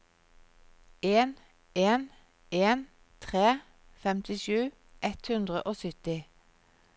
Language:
Norwegian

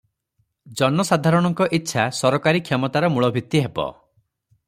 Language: Odia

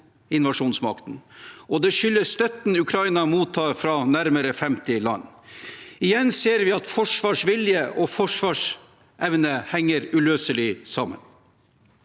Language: Norwegian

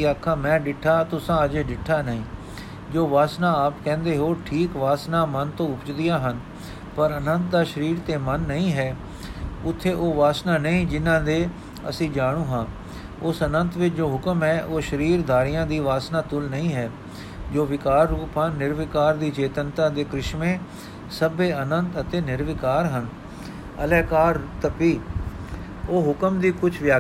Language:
Punjabi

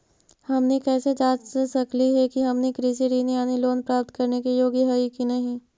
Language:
Magahi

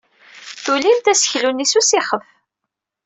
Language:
Kabyle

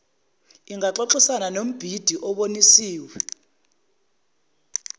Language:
Zulu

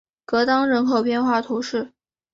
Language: Chinese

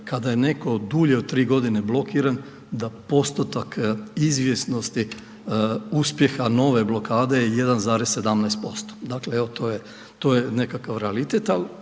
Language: Croatian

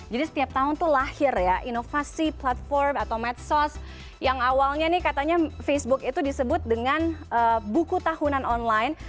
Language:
Indonesian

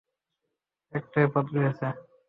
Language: Bangla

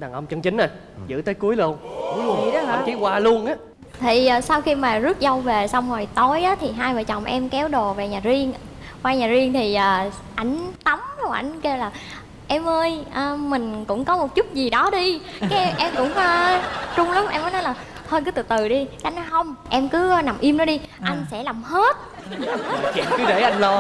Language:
Vietnamese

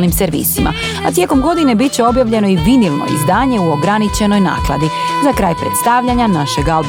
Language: Croatian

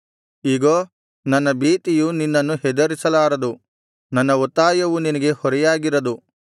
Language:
Kannada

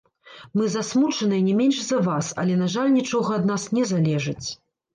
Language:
Belarusian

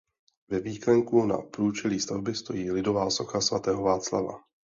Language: Czech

